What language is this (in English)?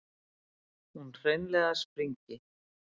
Icelandic